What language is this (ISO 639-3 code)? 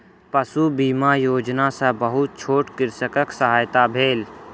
mai